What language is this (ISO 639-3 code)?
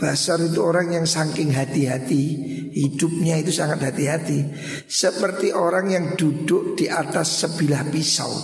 ind